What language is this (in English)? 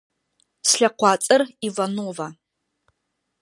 Adyghe